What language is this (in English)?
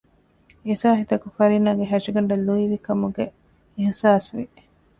Divehi